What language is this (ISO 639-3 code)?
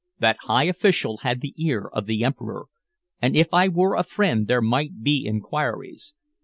eng